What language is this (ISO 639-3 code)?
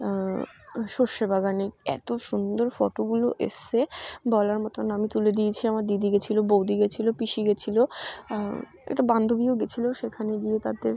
ben